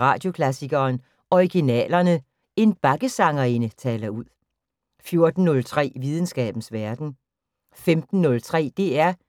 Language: Danish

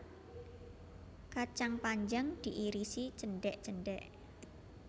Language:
Javanese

